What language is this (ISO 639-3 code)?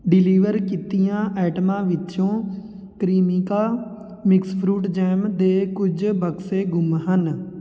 pan